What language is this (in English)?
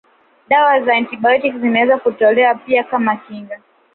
Swahili